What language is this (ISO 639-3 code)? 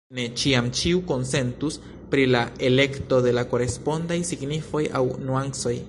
epo